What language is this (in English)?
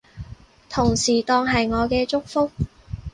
Cantonese